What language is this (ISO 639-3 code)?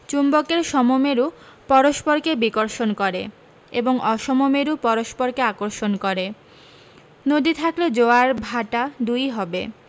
ben